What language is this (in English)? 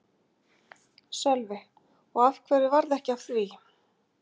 Icelandic